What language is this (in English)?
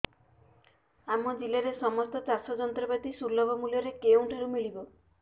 Odia